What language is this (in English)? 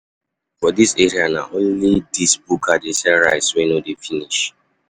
Nigerian Pidgin